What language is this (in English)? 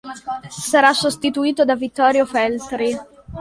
Italian